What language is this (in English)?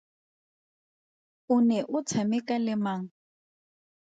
Tswana